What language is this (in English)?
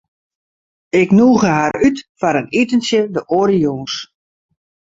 Western Frisian